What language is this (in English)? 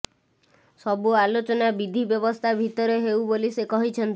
Odia